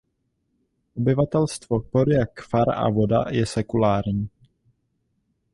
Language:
Czech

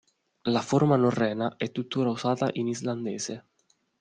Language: Italian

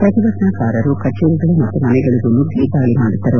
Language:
Kannada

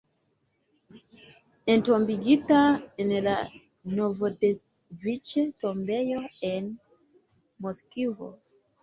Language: Esperanto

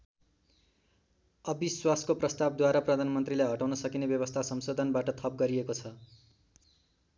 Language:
Nepali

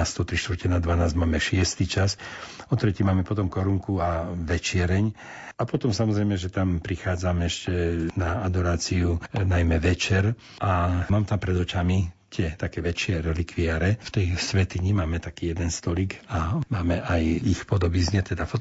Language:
Slovak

